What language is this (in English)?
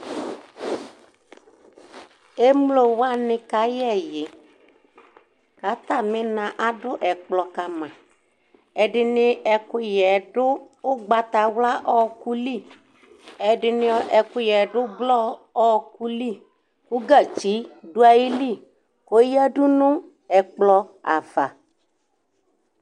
Ikposo